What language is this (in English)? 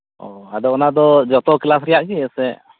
Santali